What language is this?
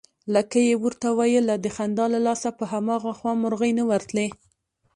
Pashto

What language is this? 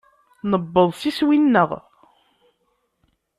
Kabyle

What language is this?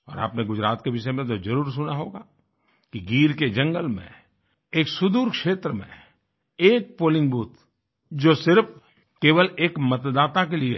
Hindi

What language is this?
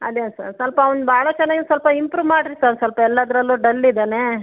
Kannada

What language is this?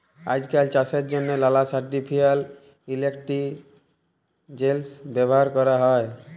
Bangla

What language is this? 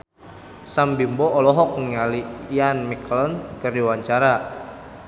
Sundanese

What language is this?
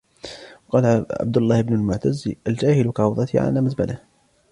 Arabic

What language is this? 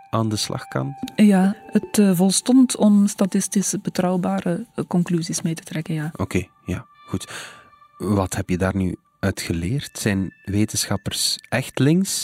Dutch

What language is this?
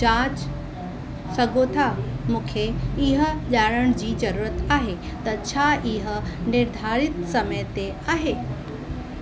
Sindhi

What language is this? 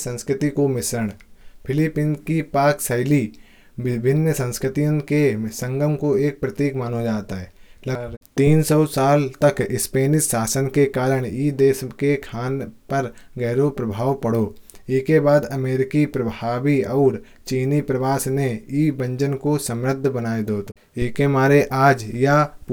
Kanauji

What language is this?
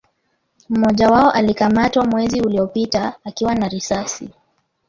Swahili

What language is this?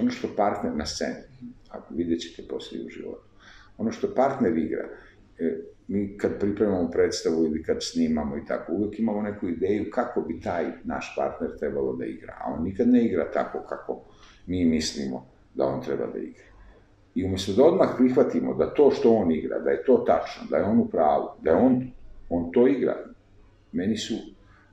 Italian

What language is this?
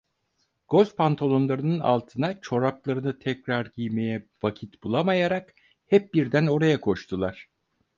Turkish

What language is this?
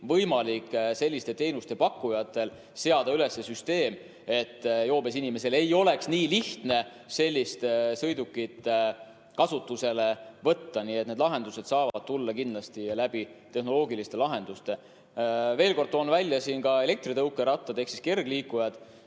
Estonian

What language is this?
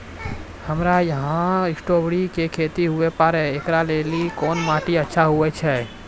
Maithili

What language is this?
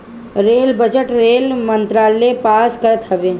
Bhojpuri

